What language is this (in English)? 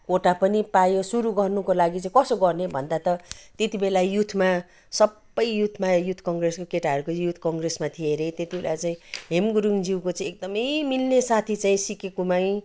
Nepali